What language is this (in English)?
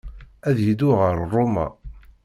Kabyle